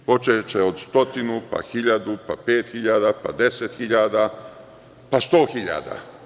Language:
Serbian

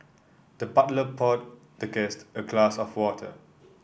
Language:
English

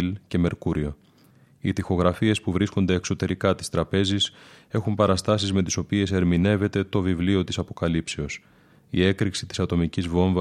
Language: Greek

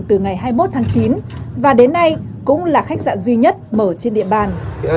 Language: Vietnamese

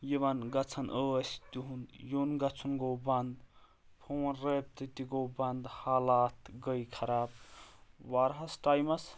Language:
Kashmiri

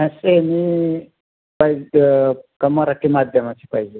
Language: Marathi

